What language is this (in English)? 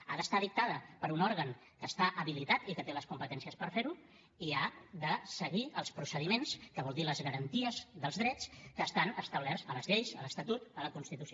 Catalan